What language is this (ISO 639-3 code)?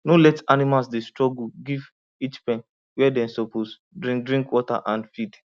pcm